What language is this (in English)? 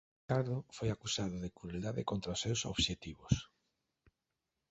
Galician